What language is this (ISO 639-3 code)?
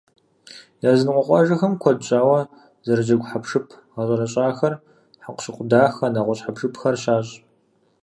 kbd